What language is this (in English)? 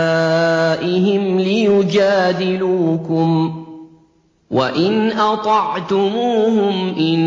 Arabic